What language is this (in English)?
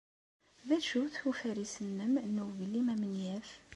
Kabyle